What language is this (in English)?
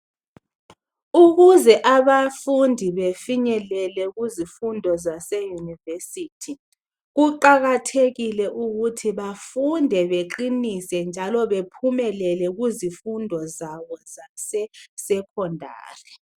North Ndebele